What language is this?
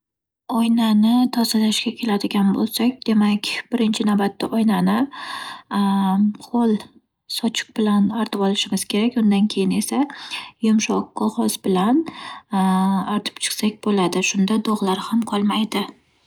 Uzbek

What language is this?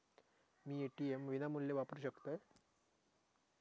Marathi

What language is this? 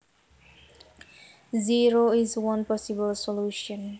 Javanese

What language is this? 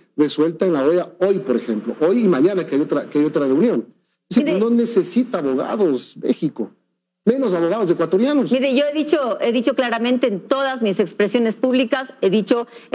Spanish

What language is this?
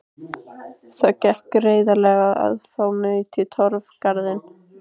Icelandic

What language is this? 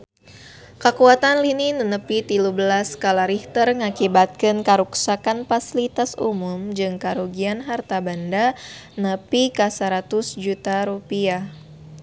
Sundanese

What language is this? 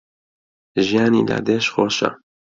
Central Kurdish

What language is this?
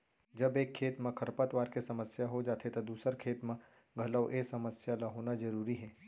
Chhattisgarhi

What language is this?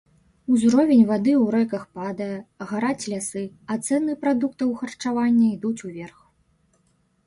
Belarusian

